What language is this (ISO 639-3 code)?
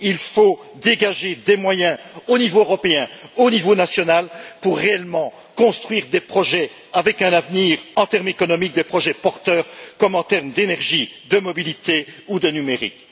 fra